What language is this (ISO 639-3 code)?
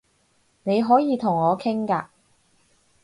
yue